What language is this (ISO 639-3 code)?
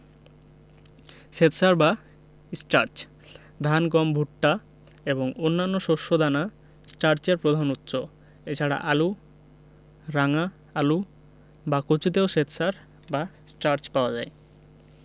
ben